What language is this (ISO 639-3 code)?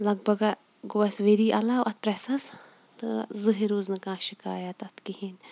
kas